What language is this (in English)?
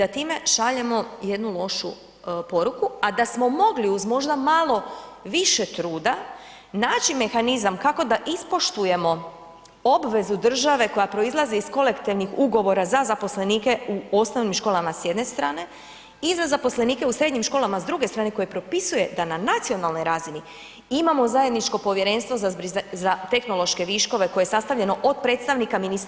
Croatian